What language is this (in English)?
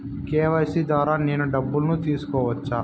Telugu